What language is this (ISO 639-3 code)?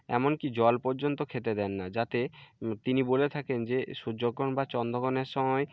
ben